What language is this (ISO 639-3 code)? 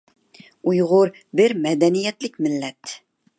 uig